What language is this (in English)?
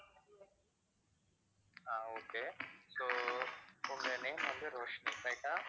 Tamil